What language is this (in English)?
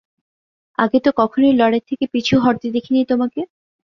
Bangla